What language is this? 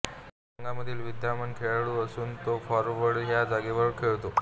Marathi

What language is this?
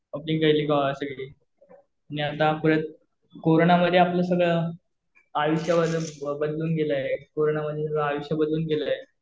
Marathi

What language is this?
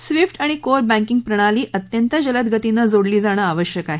Marathi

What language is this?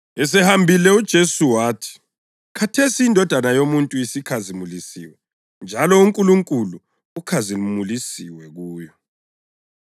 North Ndebele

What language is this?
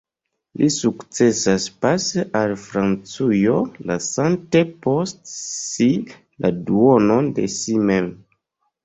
Esperanto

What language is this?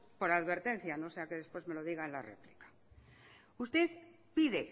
Spanish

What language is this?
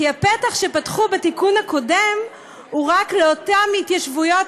Hebrew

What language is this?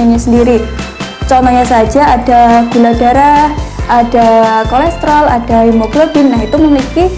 Indonesian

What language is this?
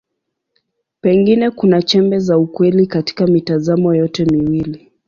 Swahili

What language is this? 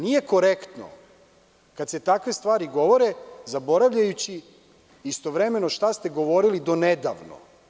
Serbian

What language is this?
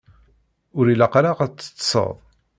Kabyle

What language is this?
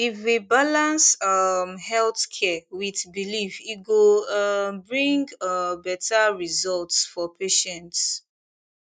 Nigerian Pidgin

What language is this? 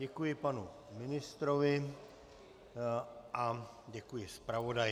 Czech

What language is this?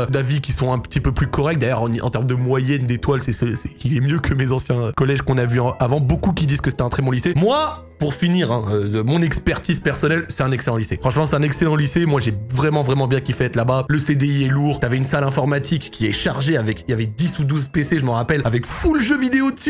French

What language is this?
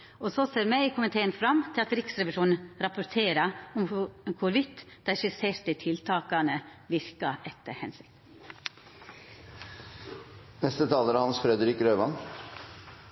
Norwegian Nynorsk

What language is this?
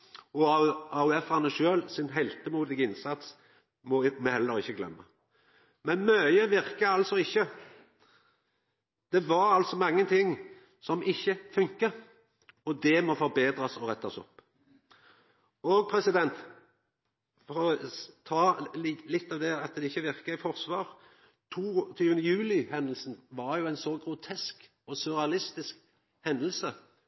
Norwegian Nynorsk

